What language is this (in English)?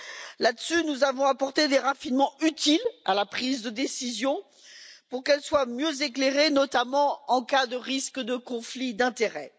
French